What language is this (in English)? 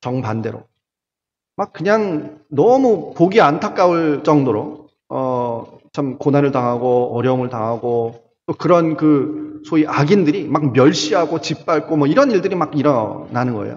Korean